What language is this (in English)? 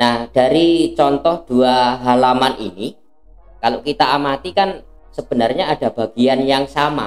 Indonesian